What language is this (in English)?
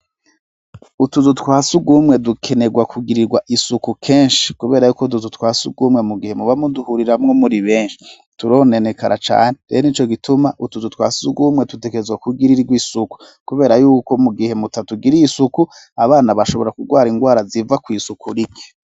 Rundi